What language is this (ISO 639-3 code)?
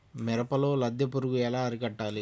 tel